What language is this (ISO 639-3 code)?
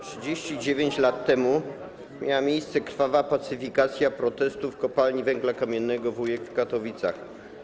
pol